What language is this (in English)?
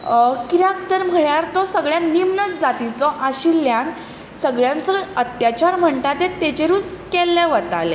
Konkani